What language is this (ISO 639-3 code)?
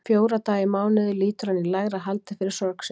isl